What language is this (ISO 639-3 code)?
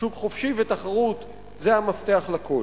heb